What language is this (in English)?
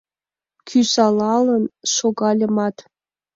Mari